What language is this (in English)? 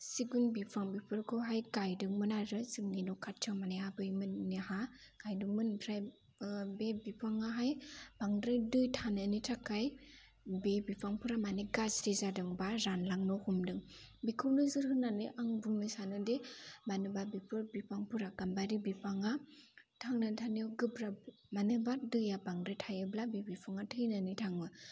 Bodo